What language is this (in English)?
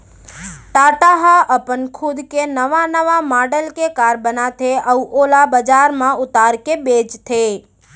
Chhattisgarhi